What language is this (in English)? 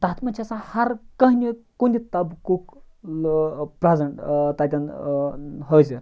Kashmiri